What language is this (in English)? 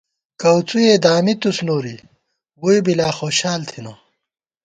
Gawar-Bati